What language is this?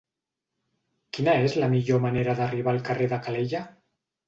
Catalan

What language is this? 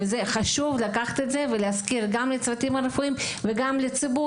Hebrew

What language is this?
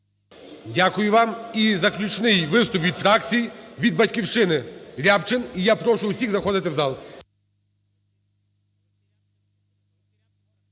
Ukrainian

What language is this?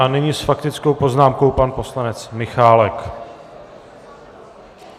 Czech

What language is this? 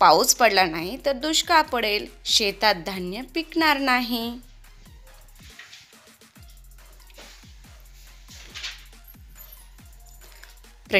Romanian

